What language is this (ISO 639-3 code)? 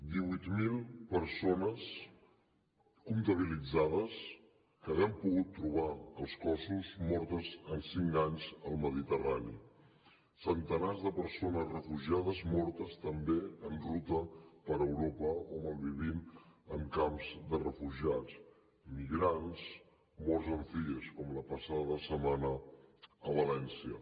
cat